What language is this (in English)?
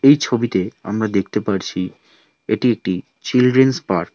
Bangla